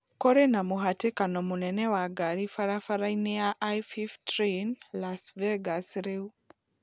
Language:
Kikuyu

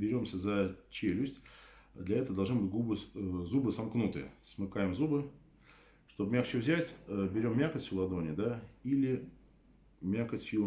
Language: Russian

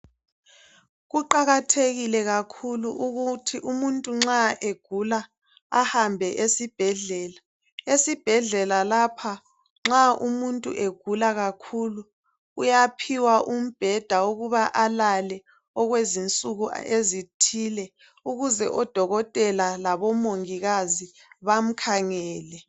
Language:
North Ndebele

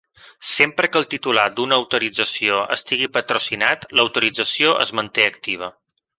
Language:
Catalan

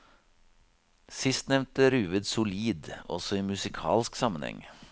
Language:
Norwegian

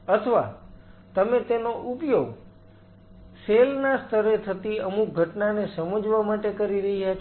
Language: Gujarati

